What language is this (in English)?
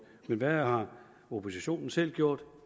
Danish